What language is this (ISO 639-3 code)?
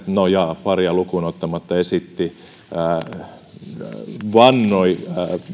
fin